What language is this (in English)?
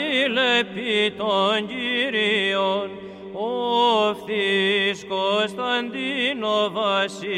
Greek